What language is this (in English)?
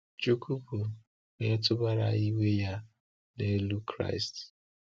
Igbo